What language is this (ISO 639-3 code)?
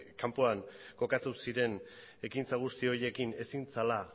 eus